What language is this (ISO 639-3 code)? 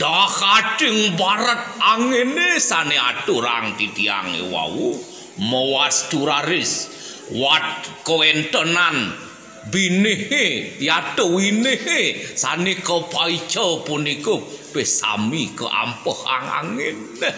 tha